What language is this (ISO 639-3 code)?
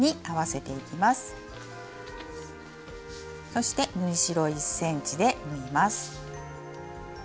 jpn